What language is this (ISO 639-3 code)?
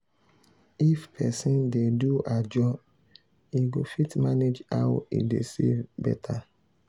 pcm